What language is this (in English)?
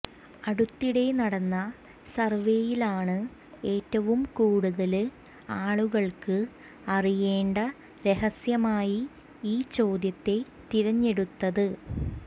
Malayalam